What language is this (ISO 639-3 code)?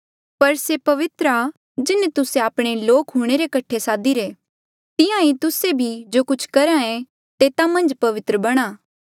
mjl